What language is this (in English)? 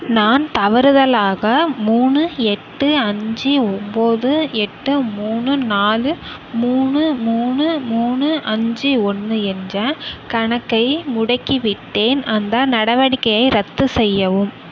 Tamil